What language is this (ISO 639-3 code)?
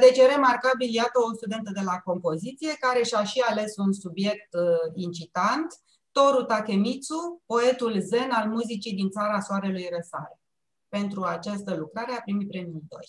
ron